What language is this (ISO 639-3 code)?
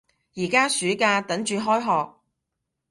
yue